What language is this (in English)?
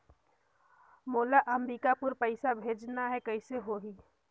Chhattisgarhi